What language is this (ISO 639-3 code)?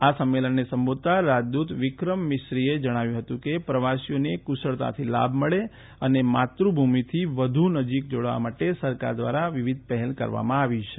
guj